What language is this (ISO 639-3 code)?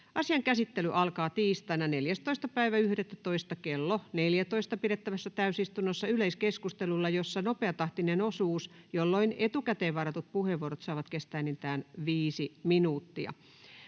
fin